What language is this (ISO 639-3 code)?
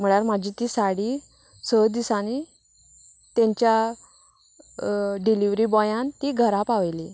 kok